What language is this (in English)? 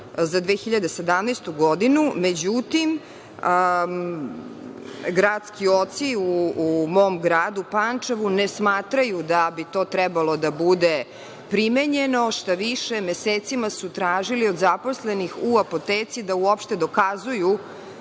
Serbian